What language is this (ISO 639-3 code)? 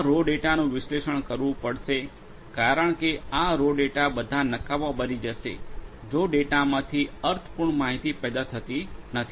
guj